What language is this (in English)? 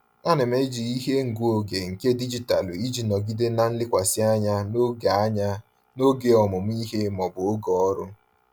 Igbo